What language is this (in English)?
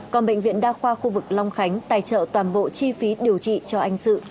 Vietnamese